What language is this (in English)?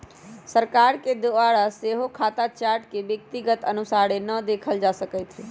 Magahi